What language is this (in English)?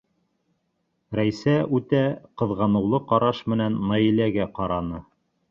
Bashkir